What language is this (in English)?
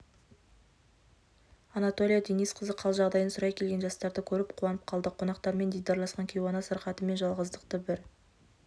Kazakh